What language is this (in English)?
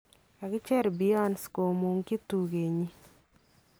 Kalenjin